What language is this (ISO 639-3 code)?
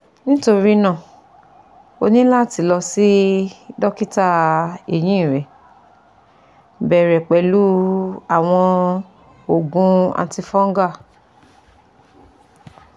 yor